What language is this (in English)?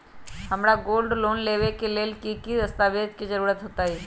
Magahi